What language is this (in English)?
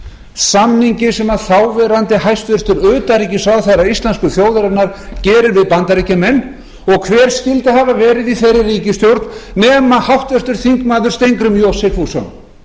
Icelandic